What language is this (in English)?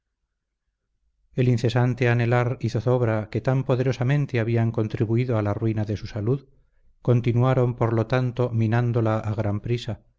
Spanish